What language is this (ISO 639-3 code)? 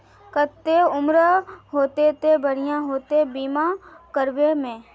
mag